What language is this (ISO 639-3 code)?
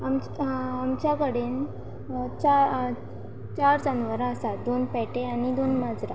kok